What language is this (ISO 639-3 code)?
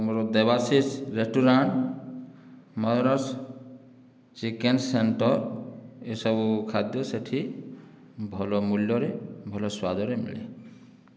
ori